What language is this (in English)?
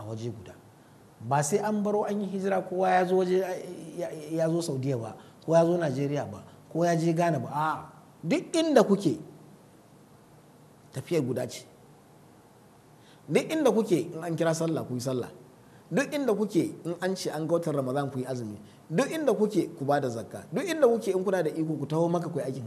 Arabic